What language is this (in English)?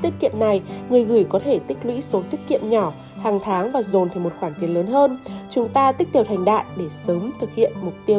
Vietnamese